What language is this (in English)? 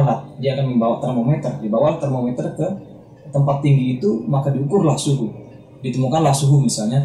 Indonesian